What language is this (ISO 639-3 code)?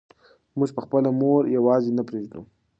pus